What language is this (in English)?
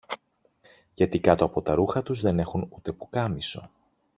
Greek